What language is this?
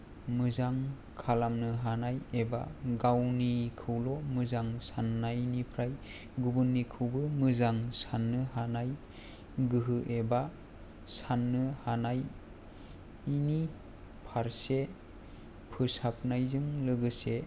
Bodo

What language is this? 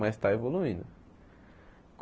Portuguese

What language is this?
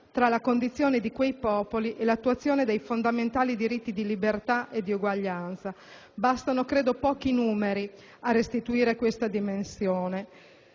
Italian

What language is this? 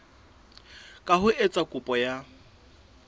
Southern Sotho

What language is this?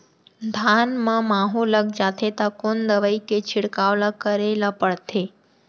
Chhattisgarhi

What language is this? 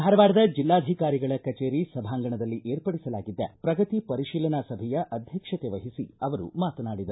Kannada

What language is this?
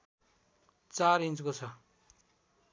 Nepali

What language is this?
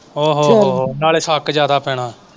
Punjabi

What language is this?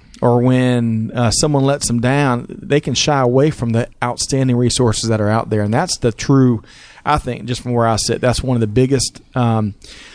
English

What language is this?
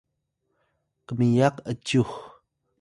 Atayal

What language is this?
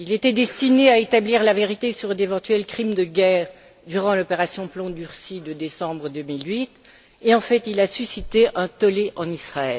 French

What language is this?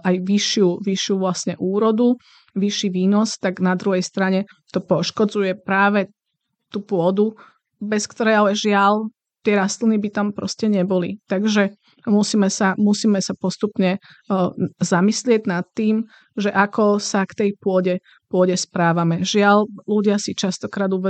Slovak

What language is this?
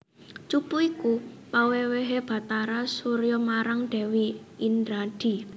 Javanese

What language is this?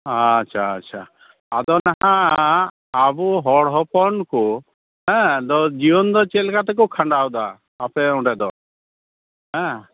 Santali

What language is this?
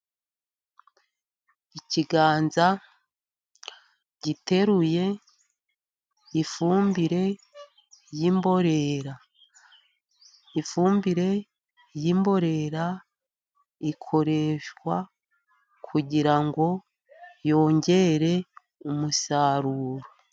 Kinyarwanda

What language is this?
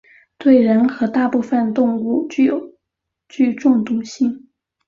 Chinese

